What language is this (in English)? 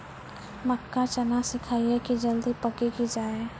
Maithili